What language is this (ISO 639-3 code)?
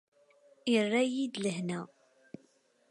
kab